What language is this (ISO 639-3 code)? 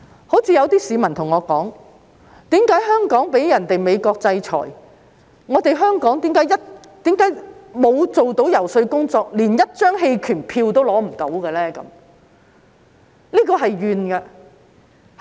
yue